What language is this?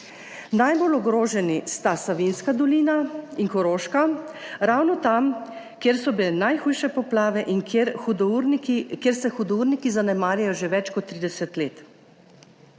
Slovenian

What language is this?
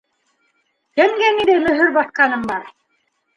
Bashkir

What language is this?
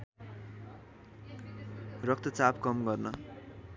Nepali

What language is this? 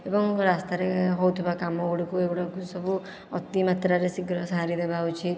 Odia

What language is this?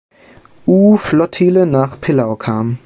German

